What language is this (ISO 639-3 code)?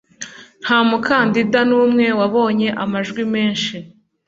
kin